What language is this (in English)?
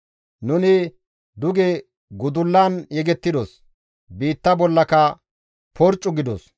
Gamo